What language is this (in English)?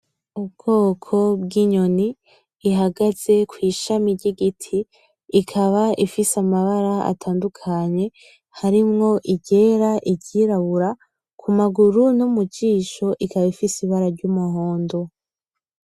Rundi